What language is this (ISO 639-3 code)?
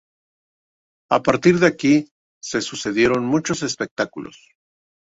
spa